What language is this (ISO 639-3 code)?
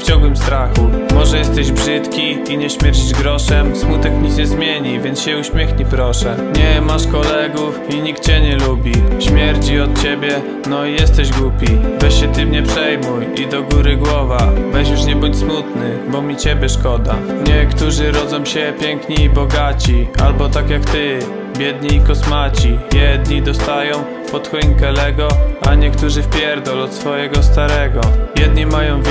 pol